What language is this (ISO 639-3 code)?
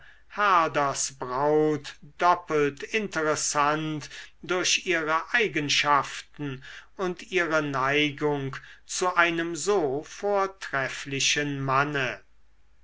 deu